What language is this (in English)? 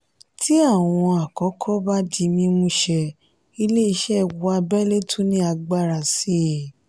Yoruba